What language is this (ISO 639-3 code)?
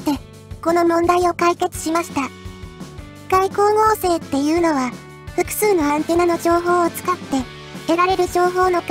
jpn